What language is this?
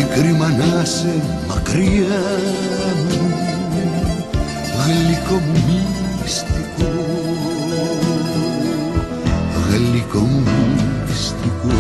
Greek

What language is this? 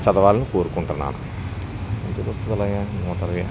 Telugu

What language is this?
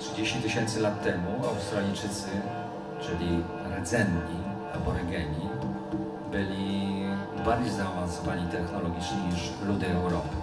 Polish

